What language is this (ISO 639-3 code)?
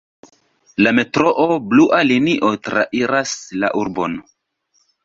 epo